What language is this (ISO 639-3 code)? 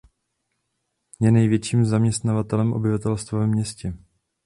ces